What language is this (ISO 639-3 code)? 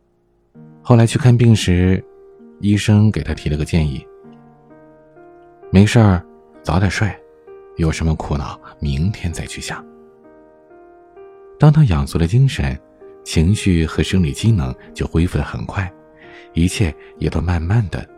zho